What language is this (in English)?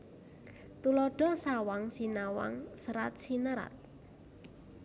Javanese